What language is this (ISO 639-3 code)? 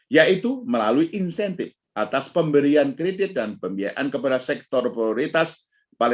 ind